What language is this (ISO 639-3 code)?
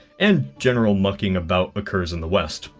eng